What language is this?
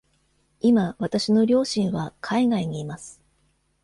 Japanese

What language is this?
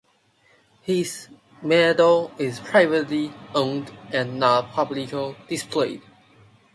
English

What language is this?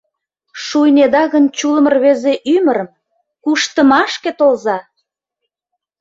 Mari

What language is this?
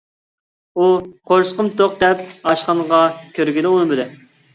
Uyghur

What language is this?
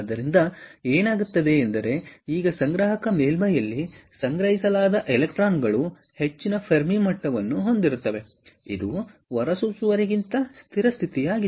Kannada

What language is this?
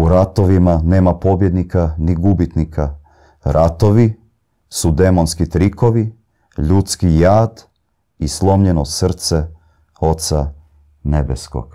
Croatian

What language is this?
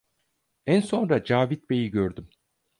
Turkish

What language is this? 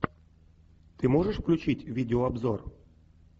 Russian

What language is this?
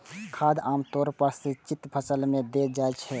Maithili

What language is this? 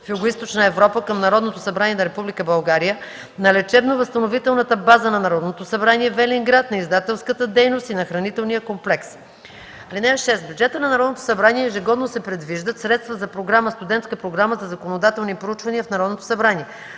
Bulgarian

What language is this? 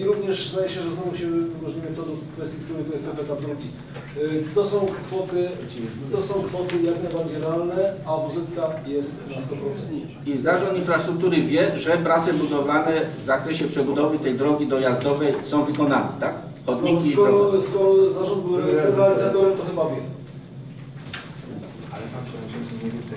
Polish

